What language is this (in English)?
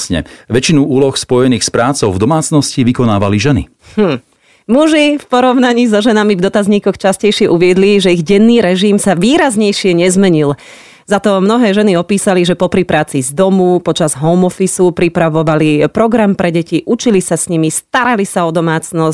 Slovak